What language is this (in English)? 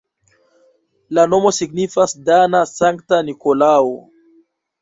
Esperanto